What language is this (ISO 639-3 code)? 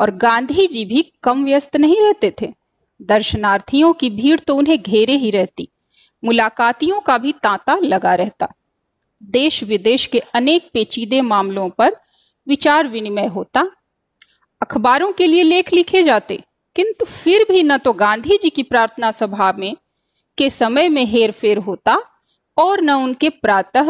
hin